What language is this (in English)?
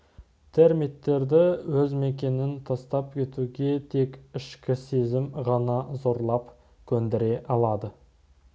Kazakh